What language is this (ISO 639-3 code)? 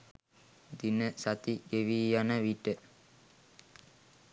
sin